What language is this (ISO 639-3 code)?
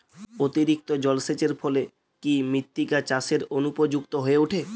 ben